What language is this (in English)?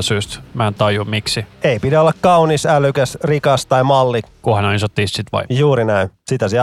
Finnish